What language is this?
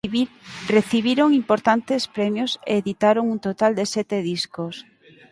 Galician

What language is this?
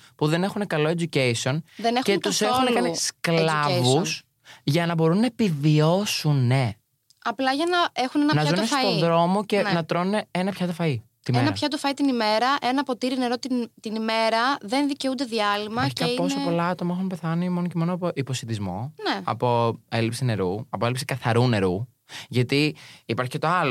Greek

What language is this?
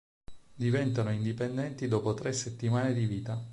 Italian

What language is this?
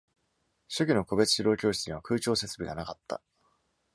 Japanese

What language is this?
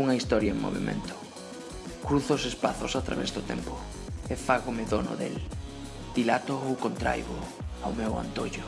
Galician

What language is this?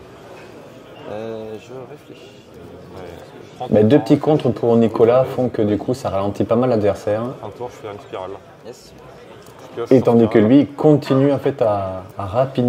French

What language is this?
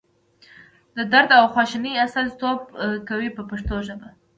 Pashto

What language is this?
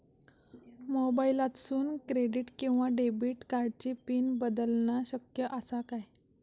Marathi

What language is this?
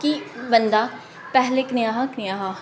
Dogri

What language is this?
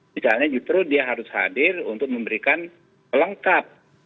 Indonesian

